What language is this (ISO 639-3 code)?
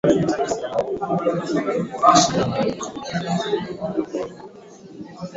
swa